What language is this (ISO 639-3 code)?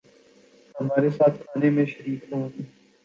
urd